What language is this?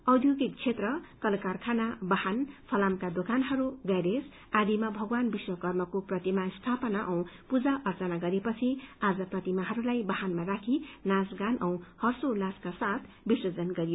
Nepali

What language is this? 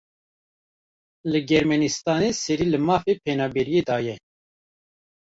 Kurdish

